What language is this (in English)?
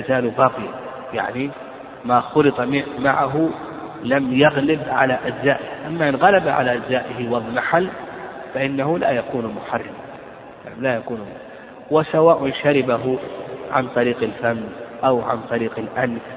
Arabic